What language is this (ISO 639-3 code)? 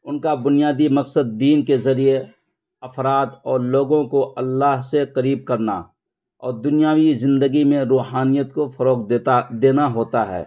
urd